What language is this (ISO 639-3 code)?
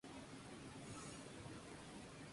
spa